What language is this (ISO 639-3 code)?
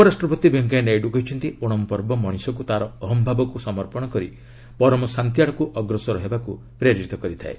ori